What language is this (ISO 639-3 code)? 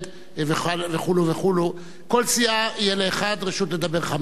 heb